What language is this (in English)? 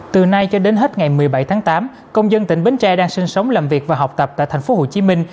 Vietnamese